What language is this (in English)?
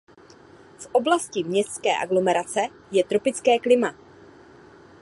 Czech